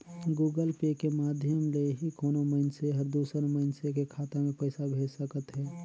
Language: Chhattisgarhi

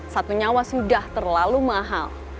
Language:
Indonesian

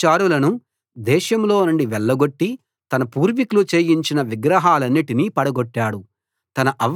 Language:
Telugu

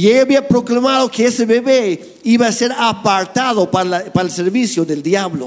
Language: Spanish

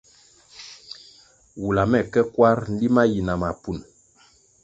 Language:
Kwasio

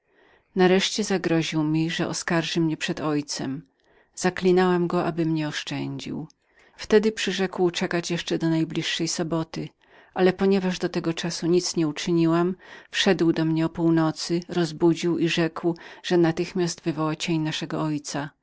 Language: Polish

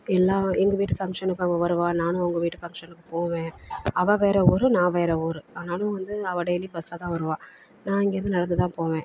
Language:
Tamil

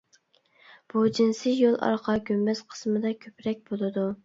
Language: Uyghur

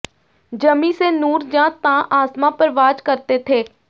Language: Punjabi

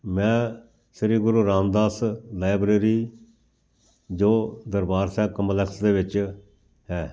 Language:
Punjabi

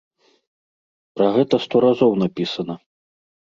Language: Belarusian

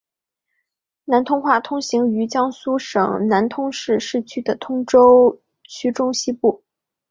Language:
Chinese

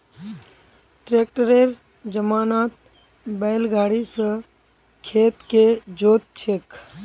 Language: Magahi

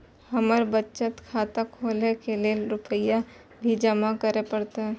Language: Maithili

